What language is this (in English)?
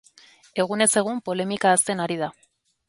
Basque